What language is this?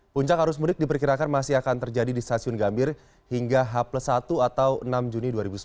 Indonesian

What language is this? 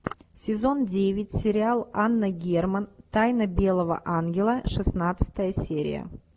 Russian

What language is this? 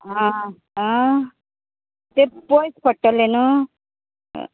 Konkani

